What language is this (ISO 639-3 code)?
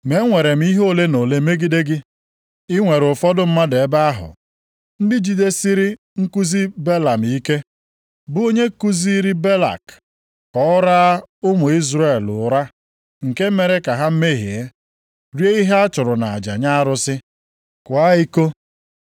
ibo